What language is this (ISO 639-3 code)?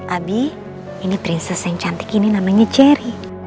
ind